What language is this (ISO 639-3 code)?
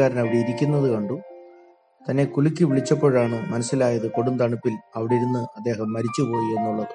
mal